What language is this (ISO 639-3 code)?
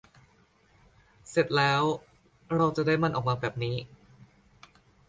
tha